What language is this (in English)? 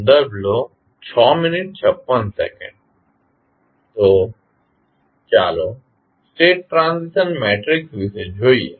Gujarati